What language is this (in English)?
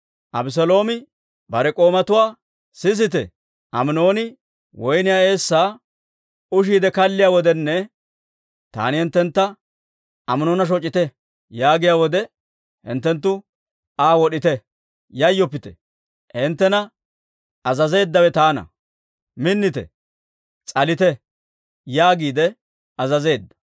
Dawro